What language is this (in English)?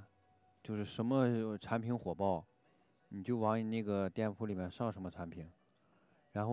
Chinese